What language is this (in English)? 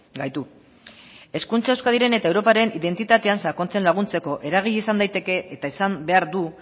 Basque